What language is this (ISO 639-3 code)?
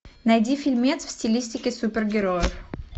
rus